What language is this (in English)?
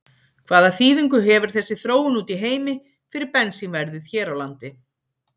Icelandic